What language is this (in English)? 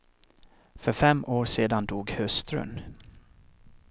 Swedish